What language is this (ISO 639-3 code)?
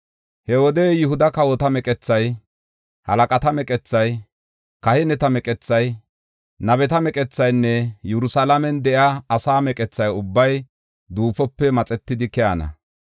gof